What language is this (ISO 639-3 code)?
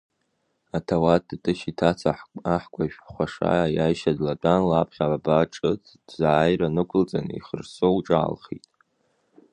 abk